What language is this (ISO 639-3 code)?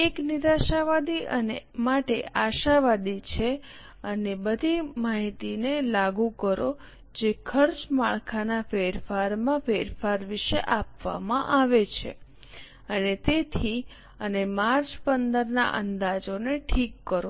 guj